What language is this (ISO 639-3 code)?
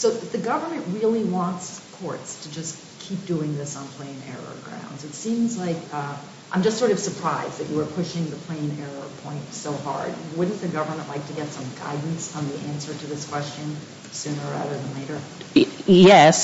eng